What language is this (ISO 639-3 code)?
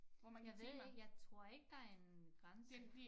dan